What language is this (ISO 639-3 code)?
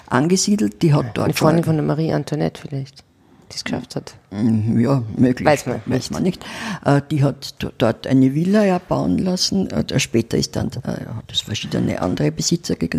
deu